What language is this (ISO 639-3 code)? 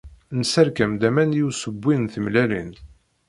kab